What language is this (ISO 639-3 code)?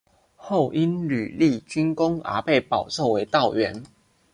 zho